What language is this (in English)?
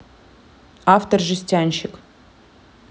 Russian